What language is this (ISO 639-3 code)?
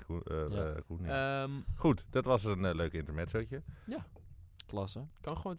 nld